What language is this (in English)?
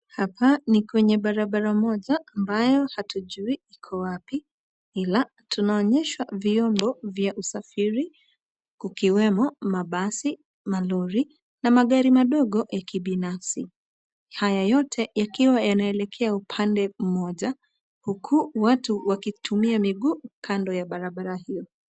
Swahili